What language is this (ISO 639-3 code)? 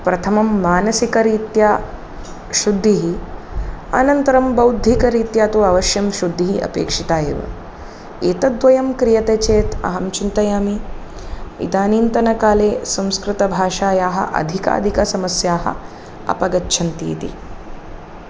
san